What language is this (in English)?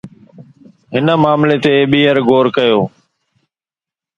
Sindhi